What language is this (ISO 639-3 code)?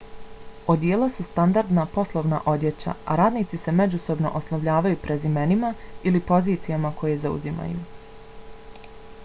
bos